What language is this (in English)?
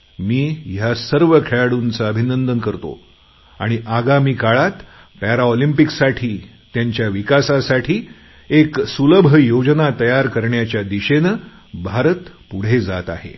Marathi